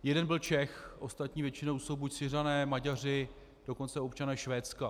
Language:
Czech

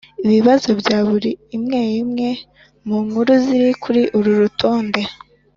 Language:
Kinyarwanda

